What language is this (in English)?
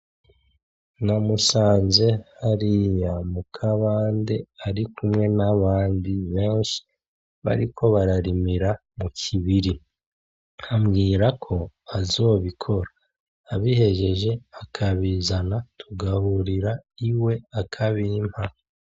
Rundi